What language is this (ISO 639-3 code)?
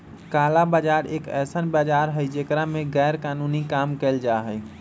mag